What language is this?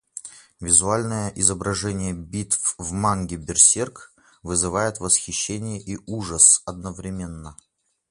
Russian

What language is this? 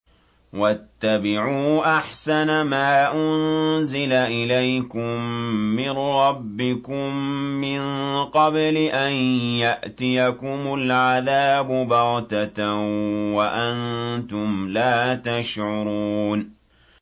Arabic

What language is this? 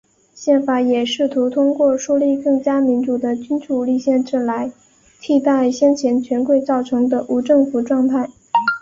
Chinese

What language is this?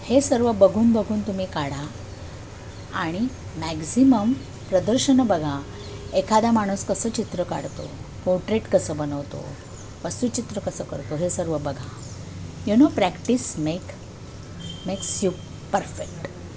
Marathi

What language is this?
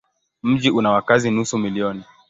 Swahili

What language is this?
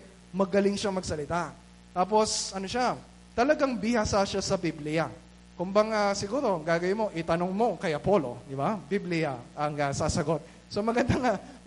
Filipino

